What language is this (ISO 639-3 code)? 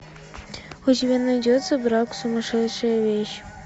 rus